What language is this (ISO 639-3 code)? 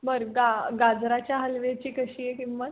mar